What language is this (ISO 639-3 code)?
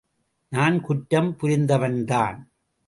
tam